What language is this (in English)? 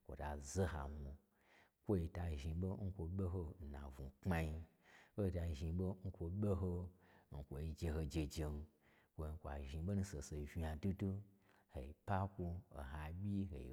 Gbagyi